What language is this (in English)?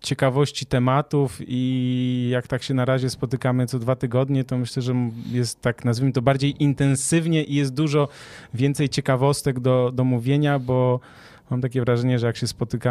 Polish